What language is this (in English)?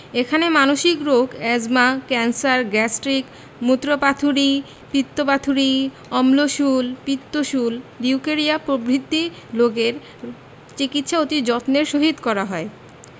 Bangla